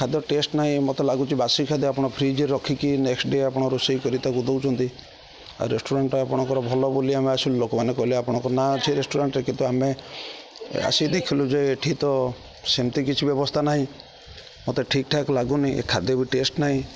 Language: Odia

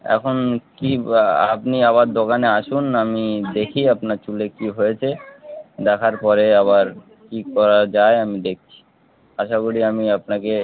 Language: Bangla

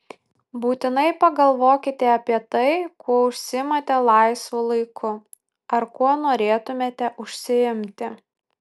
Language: Lithuanian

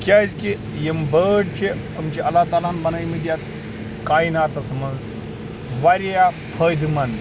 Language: Kashmiri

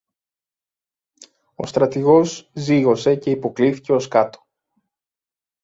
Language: Greek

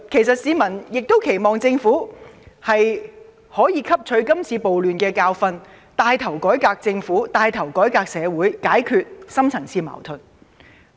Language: Cantonese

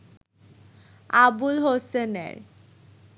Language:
Bangla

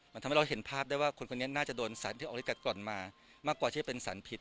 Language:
Thai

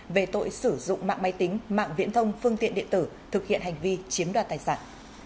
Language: Vietnamese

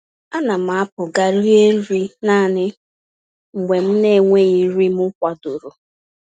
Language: Igbo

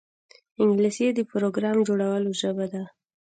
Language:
Pashto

